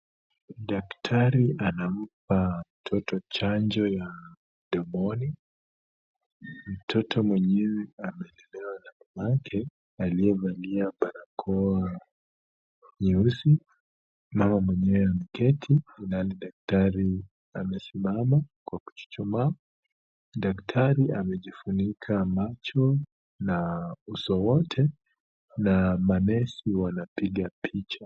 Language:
Swahili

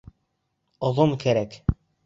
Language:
Bashkir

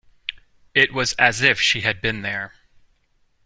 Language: English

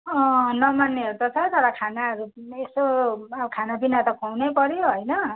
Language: Nepali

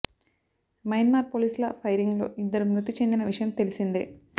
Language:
Telugu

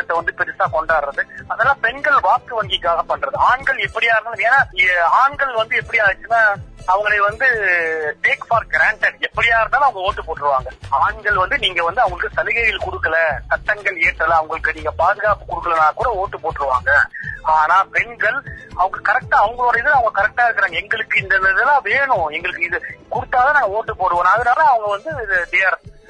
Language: Tamil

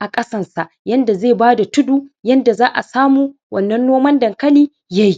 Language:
Hausa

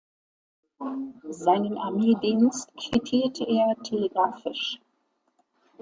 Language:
German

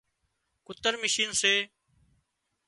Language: Wadiyara Koli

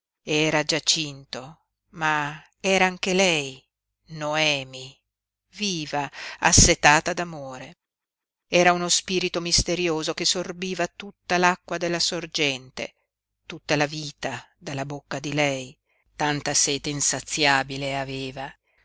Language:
Italian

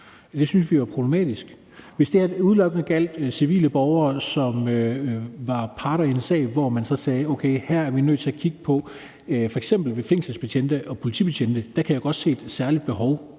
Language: Danish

